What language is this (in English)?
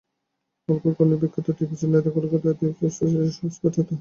Bangla